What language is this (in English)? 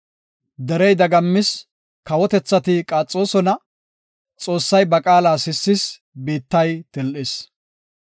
Gofa